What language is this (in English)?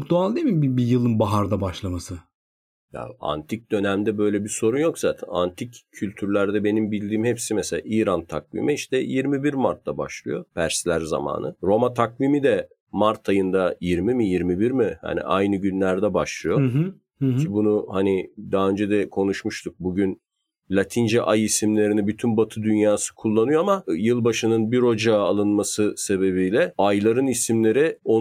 Turkish